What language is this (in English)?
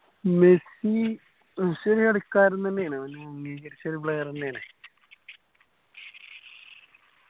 Malayalam